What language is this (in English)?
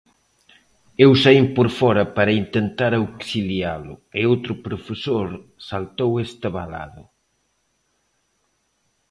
Galician